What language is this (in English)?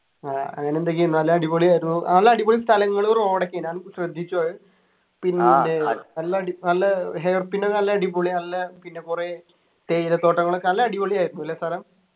Malayalam